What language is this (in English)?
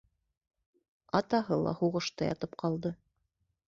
Bashkir